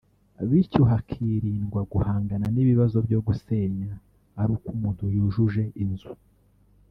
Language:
Kinyarwanda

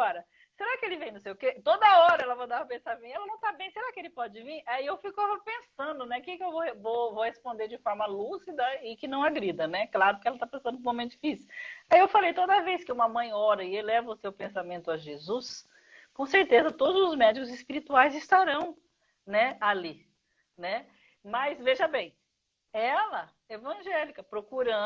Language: Portuguese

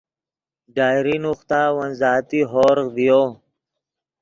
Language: Yidgha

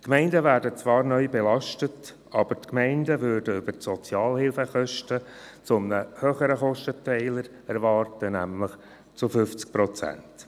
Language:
Swiss German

